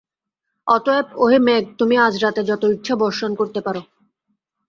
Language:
Bangla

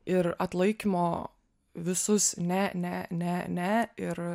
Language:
Lithuanian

